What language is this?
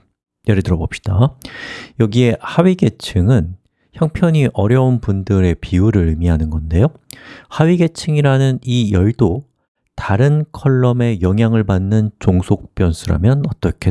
Korean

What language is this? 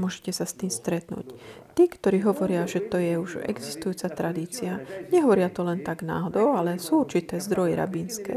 Slovak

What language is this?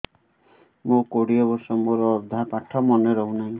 Odia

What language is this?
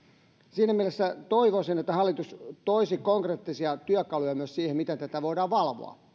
Finnish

